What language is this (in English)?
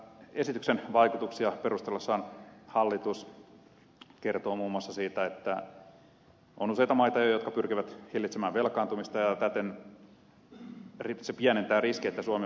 Finnish